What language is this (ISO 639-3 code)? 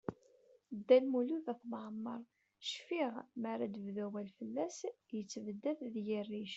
kab